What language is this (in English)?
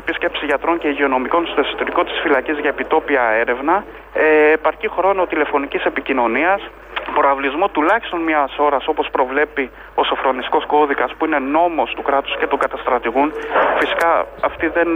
Greek